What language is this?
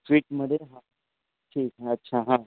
Marathi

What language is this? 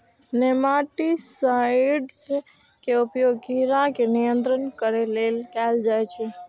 Maithili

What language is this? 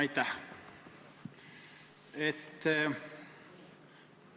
Estonian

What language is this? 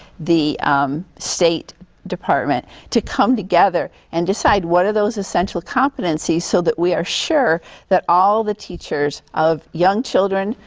English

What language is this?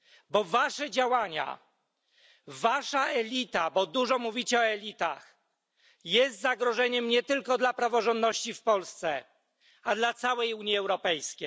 Polish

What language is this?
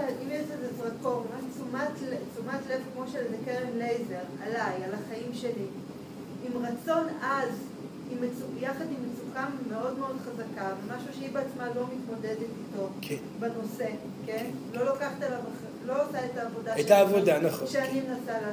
Hebrew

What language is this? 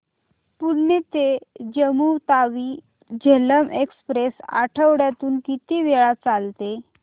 Marathi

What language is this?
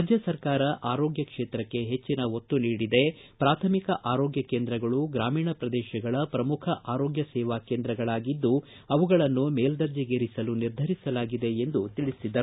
Kannada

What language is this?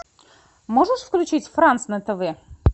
Russian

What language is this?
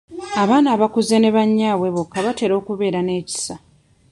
Ganda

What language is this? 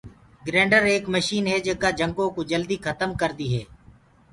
Gurgula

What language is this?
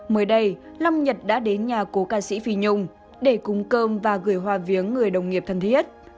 Vietnamese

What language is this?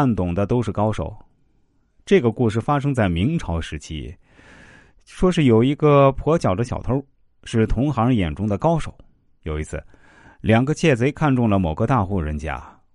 Chinese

